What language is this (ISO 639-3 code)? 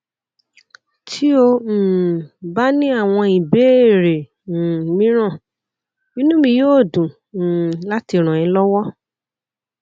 yor